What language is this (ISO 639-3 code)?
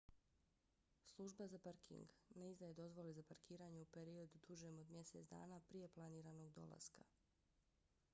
bos